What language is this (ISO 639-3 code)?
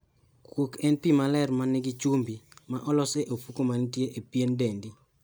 luo